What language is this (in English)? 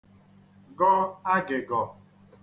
Igbo